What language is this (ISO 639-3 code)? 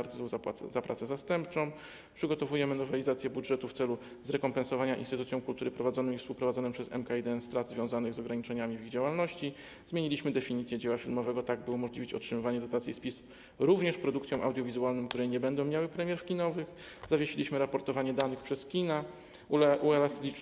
pol